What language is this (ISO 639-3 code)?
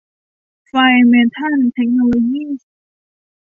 tha